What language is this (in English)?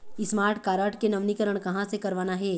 Chhattisgarhi